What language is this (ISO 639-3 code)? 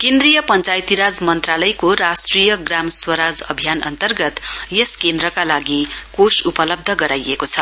nep